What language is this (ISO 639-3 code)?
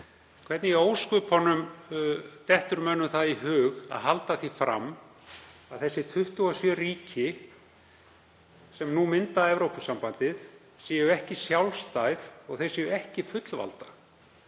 isl